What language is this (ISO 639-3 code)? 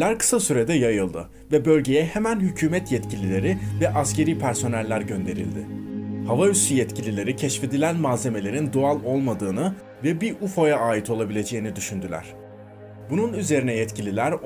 tur